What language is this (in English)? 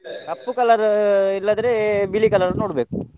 Kannada